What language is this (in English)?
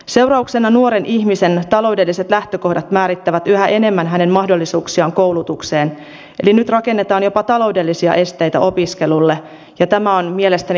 Finnish